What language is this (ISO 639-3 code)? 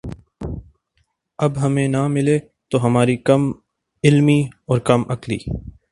urd